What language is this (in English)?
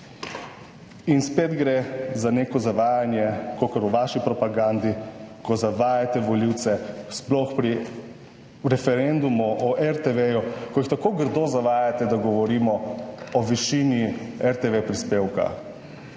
Slovenian